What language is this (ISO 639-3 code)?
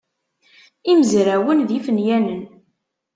kab